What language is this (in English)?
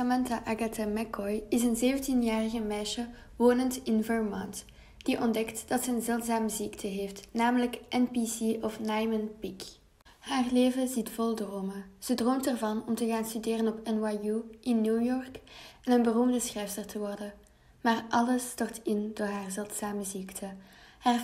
Dutch